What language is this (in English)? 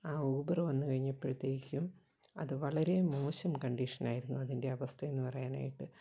Malayalam